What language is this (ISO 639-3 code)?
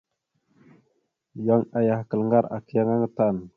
mxu